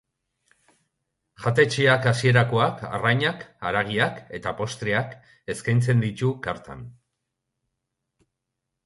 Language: Basque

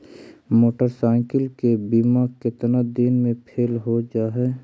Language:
Magahi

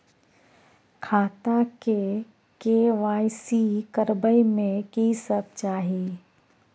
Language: Maithili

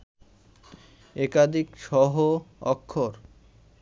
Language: Bangla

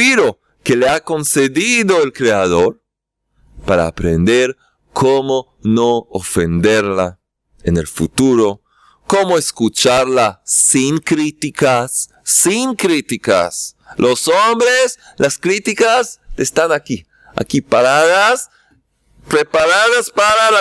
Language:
Spanish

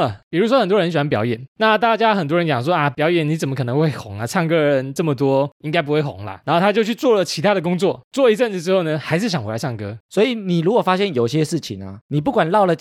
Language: Chinese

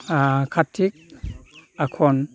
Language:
Bodo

